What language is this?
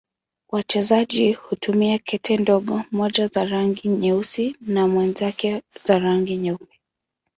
Swahili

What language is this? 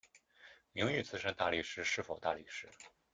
Chinese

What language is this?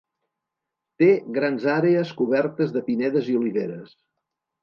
Catalan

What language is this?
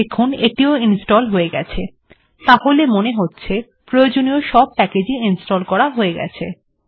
Bangla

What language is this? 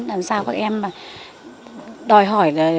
Vietnamese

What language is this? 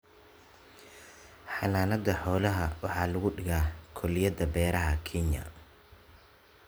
Somali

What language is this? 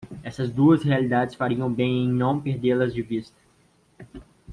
Portuguese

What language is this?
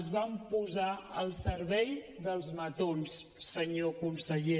Catalan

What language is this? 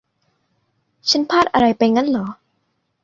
Thai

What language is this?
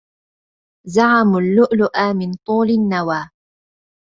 Arabic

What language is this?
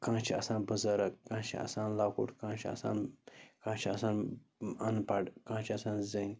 Kashmiri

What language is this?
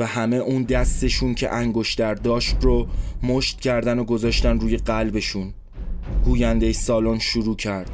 Persian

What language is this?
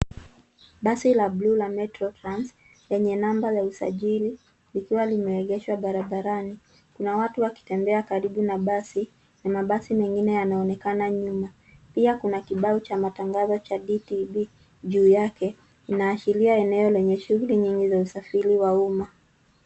Swahili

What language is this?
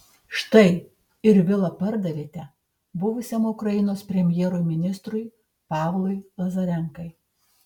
Lithuanian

